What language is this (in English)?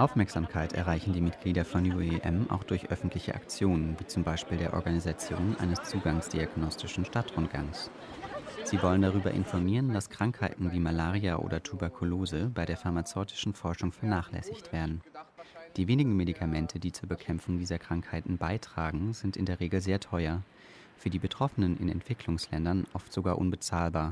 German